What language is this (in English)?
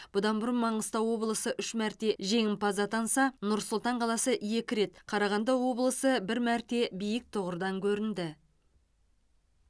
Kazakh